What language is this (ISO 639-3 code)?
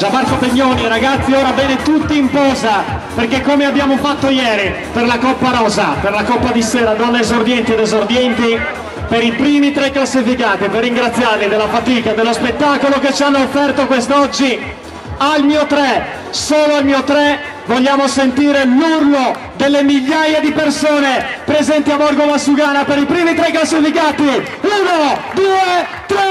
ita